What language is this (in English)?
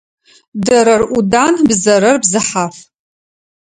Adyghe